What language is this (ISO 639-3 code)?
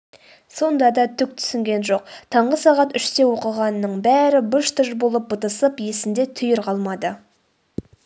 kaz